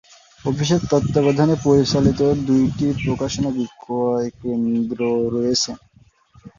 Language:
Bangla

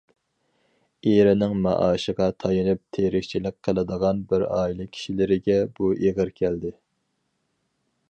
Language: Uyghur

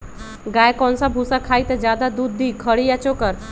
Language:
Magahi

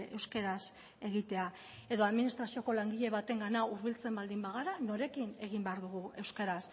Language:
Basque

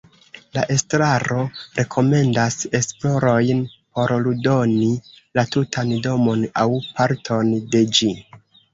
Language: Esperanto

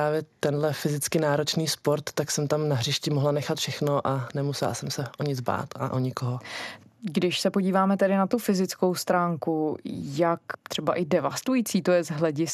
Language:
Czech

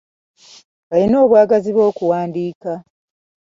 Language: Ganda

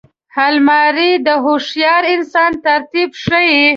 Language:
Pashto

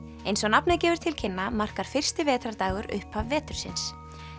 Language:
Icelandic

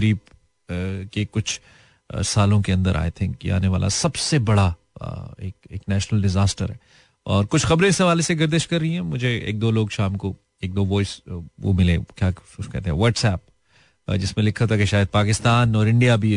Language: Hindi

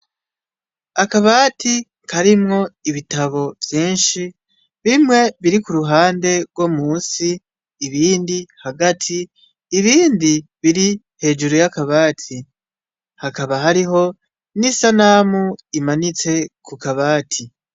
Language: Rundi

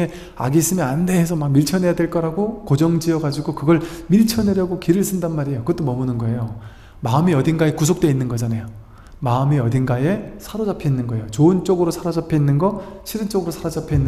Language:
Korean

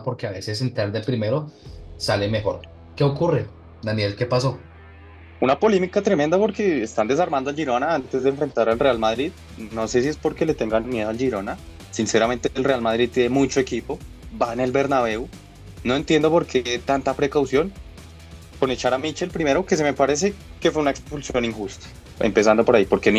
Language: Spanish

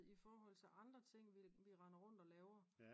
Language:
Danish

